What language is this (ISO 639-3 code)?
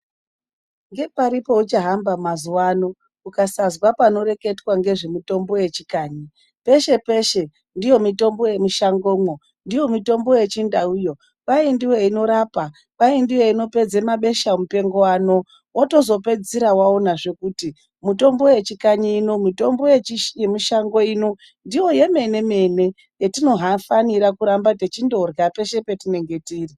ndc